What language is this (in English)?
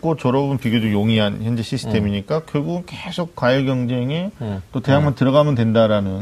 Korean